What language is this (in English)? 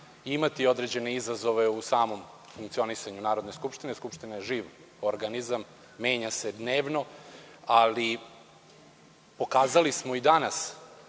Serbian